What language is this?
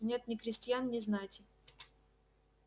Russian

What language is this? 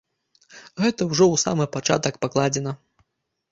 Belarusian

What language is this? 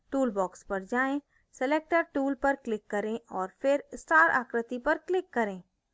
Hindi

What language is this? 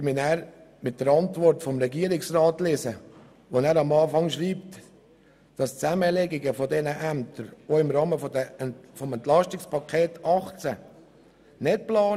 Swiss German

